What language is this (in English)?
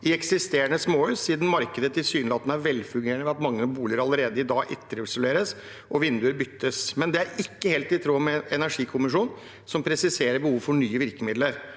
Norwegian